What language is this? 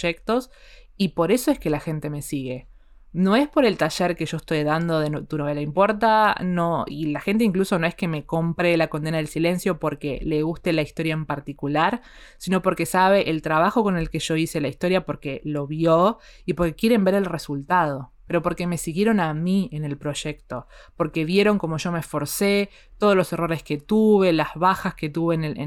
Spanish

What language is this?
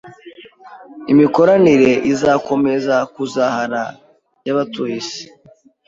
Kinyarwanda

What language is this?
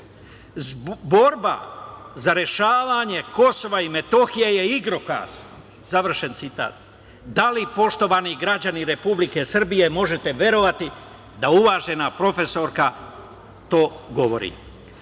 Serbian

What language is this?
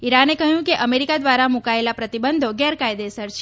Gujarati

